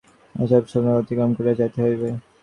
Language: Bangla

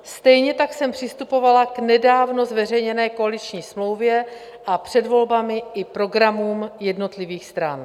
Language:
Czech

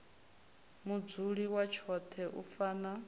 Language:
Venda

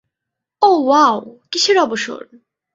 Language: Bangla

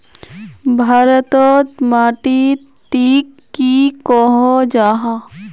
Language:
Magahi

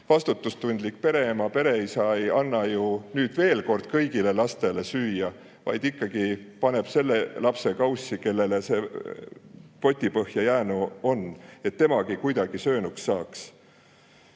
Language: Estonian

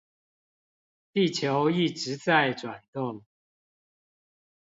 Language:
Chinese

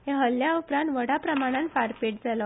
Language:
Konkani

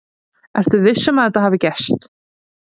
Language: Icelandic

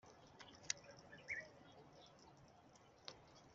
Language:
Kinyarwanda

